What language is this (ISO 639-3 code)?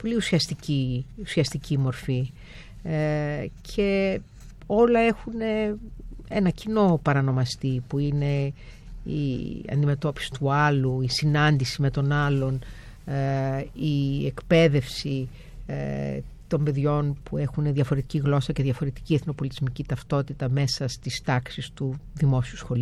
ell